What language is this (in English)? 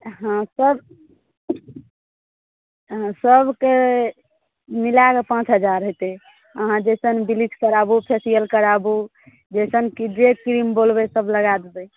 Maithili